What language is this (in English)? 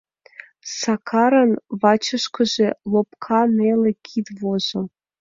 Mari